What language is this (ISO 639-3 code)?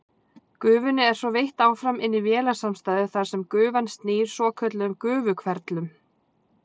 isl